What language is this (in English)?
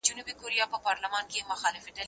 Pashto